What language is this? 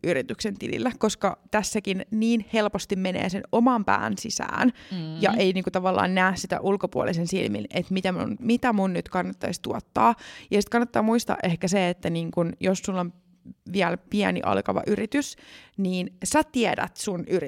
Finnish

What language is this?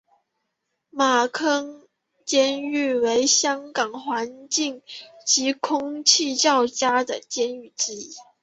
Chinese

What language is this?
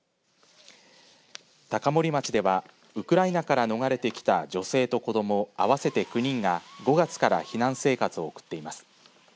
Japanese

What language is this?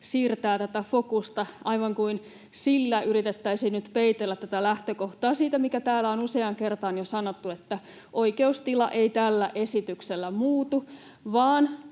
Finnish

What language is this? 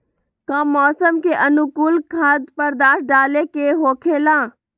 Magahi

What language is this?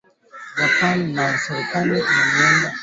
Swahili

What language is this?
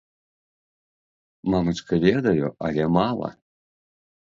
Belarusian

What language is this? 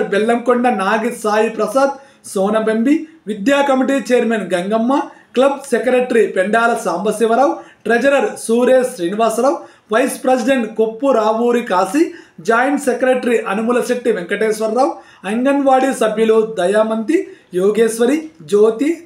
Telugu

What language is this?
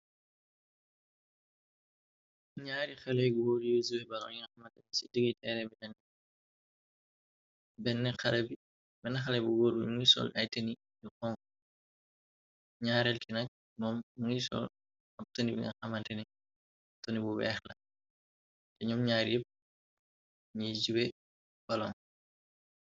Wolof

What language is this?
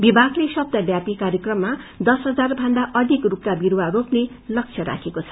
Nepali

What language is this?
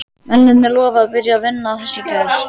Icelandic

